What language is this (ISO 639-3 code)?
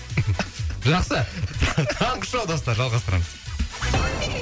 kaz